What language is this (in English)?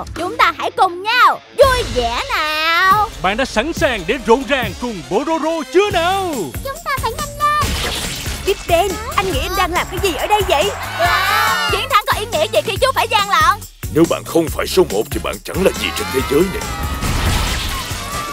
Vietnamese